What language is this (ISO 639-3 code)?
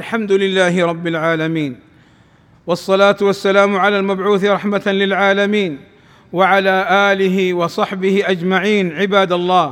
ara